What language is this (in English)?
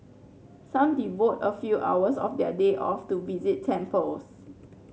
English